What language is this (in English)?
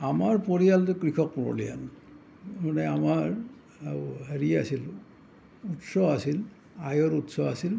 Assamese